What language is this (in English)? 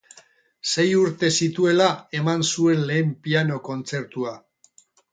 Basque